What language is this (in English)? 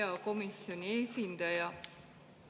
Estonian